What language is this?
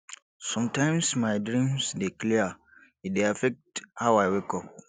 Nigerian Pidgin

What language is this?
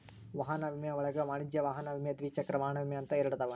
Kannada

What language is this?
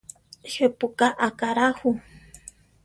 Central Tarahumara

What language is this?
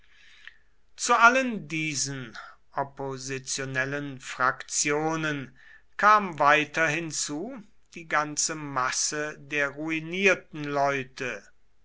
German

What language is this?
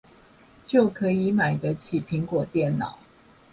Chinese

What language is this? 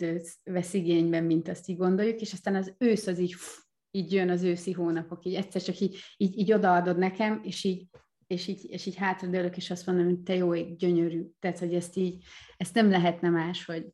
Hungarian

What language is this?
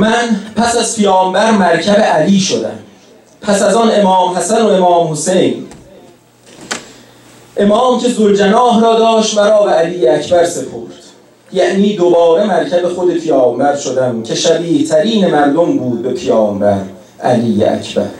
Persian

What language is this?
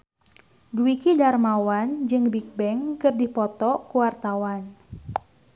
Sundanese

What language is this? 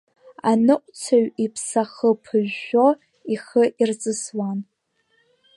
Abkhazian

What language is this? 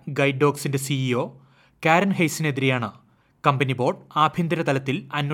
Malayalam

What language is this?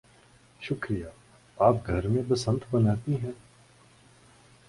Urdu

